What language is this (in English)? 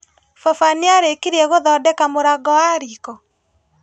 Kikuyu